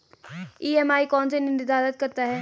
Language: Hindi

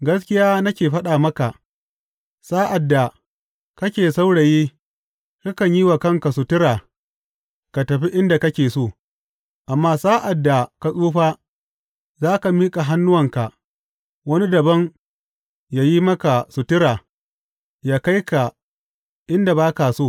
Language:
Hausa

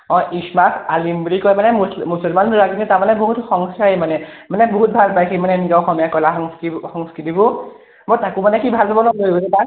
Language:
Assamese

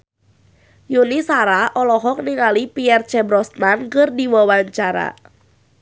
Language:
Sundanese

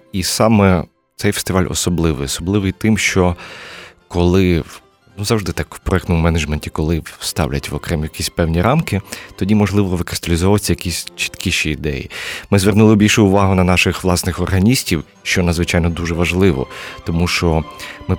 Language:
Ukrainian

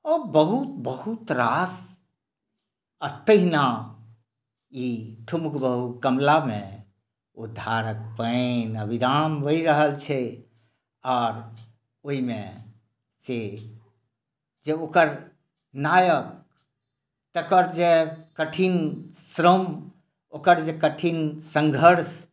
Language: Maithili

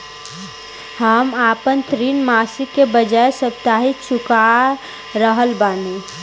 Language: Bhojpuri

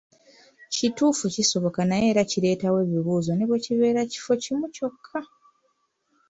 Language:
Ganda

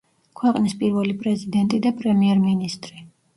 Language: Georgian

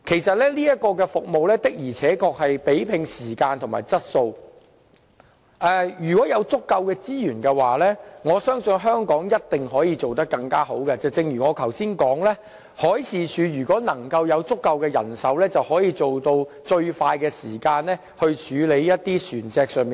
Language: Cantonese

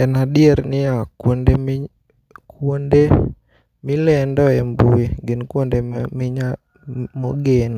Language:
Luo (Kenya and Tanzania)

